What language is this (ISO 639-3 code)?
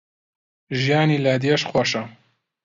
ckb